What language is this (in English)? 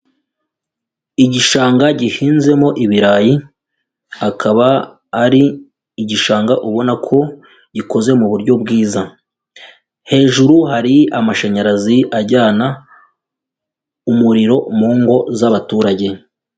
Kinyarwanda